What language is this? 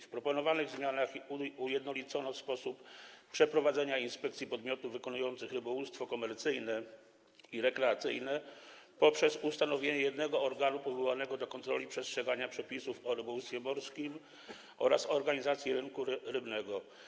Polish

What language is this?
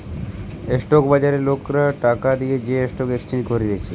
Bangla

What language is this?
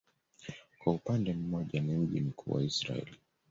Swahili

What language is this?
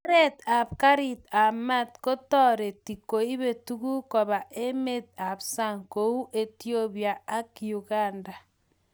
Kalenjin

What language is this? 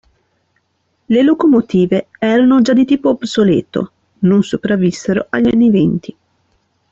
Italian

